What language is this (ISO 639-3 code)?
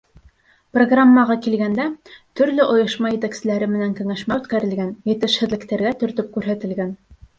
bak